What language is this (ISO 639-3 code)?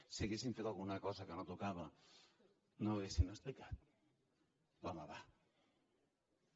cat